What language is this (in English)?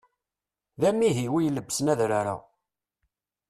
Kabyle